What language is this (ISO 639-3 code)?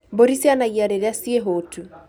kik